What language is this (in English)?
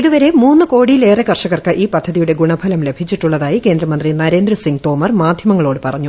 Malayalam